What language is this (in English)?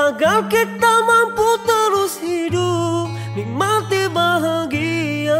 Malay